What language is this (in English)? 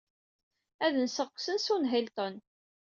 Kabyle